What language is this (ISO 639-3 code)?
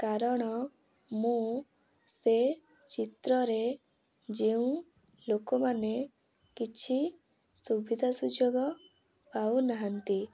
ori